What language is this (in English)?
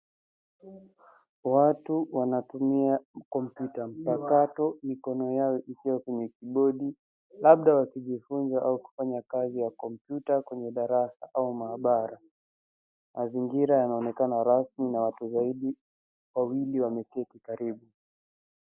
Swahili